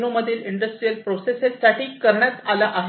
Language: Marathi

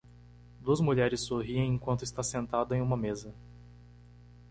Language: Portuguese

